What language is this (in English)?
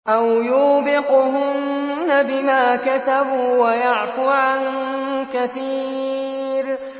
Arabic